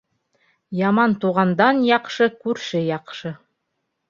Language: Bashkir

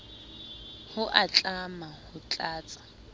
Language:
Southern Sotho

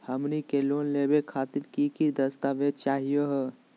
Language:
Magahi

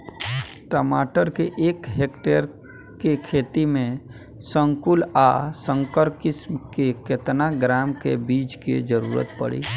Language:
Bhojpuri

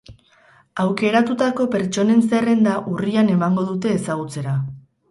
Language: Basque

